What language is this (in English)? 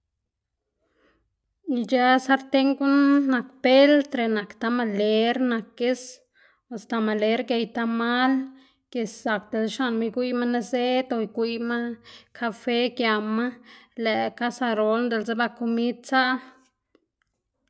Xanaguía Zapotec